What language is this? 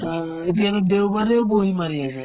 Assamese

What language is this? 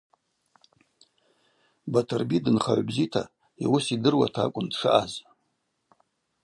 Abaza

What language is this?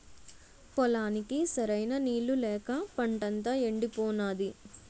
Telugu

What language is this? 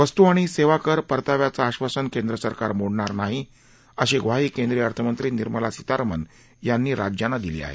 Marathi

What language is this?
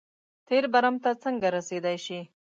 Pashto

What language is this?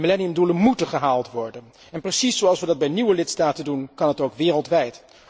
Dutch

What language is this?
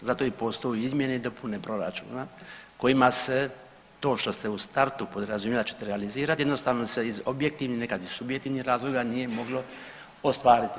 Croatian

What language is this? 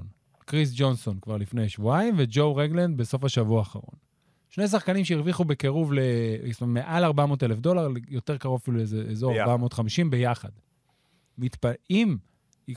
Hebrew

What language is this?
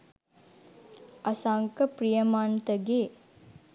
Sinhala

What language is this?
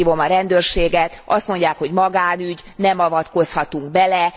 Hungarian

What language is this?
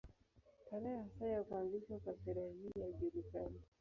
Swahili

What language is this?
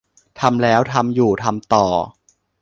Thai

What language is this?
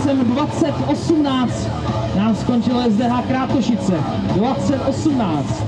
Czech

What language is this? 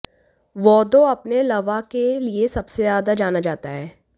Hindi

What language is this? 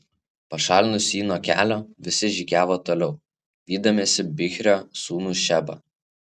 Lithuanian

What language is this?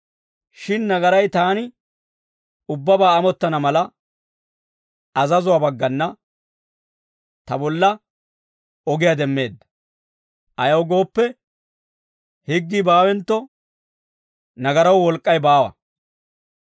Dawro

